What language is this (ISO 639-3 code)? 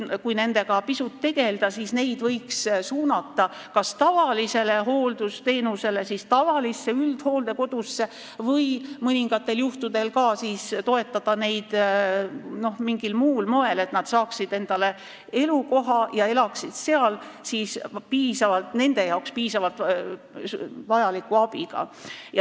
est